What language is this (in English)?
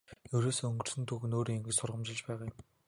Mongolian